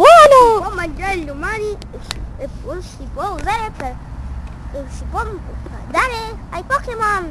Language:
Italian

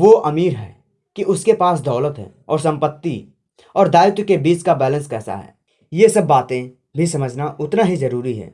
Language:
Hindi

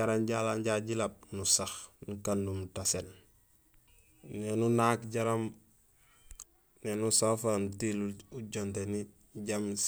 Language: Gusilay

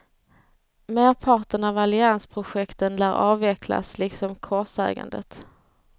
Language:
Swedish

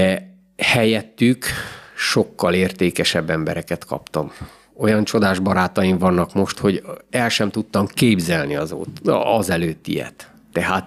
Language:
Hungarian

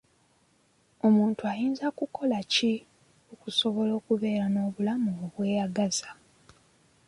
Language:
Ganda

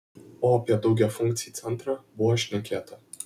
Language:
Lithuanian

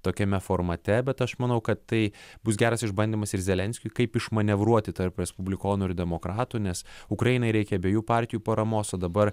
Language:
Lithuanian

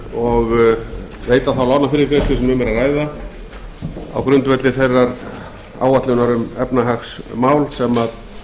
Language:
Icelandic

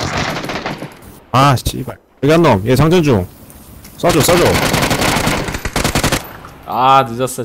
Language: Korean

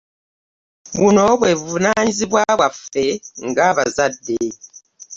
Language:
Ganda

